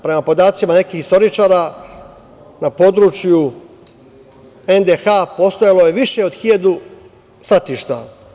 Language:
Serbian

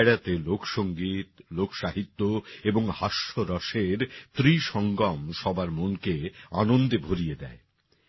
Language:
Bangla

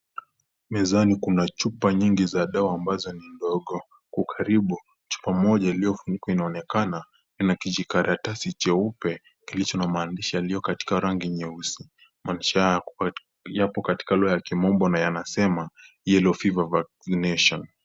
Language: Swahili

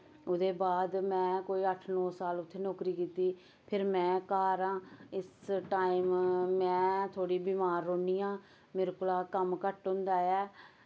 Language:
Dogri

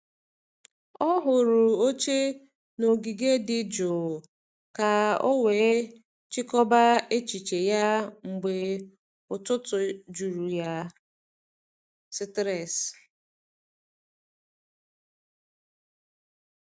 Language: Igbo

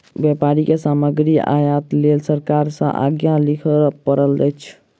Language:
Maithili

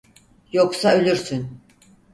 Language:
Turkish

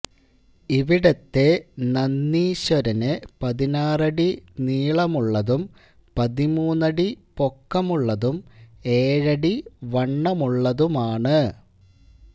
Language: Malayalam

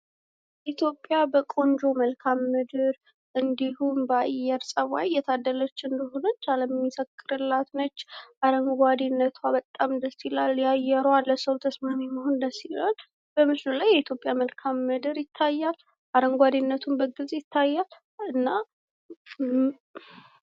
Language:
Amharic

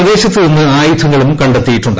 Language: Malayalam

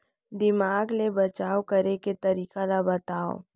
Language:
Chhattisgarhi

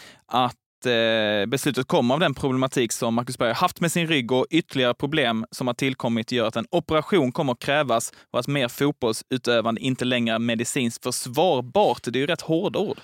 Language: Swedish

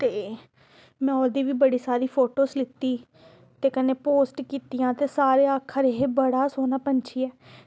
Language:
Dogri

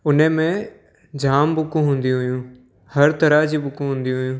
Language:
Sindhi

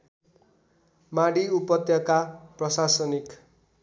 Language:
Nepali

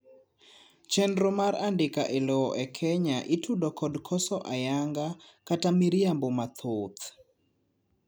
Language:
Luo (Kenya and Tanzania)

